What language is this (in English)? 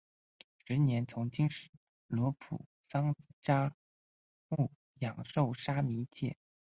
Chinese